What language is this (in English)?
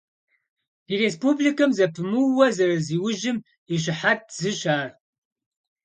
Kabardian